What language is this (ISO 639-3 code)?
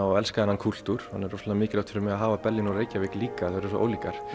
isl